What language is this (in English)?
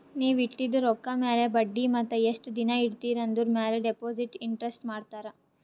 Kannada